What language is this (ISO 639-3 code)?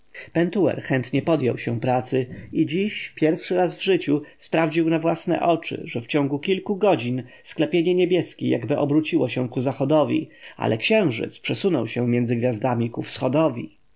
pol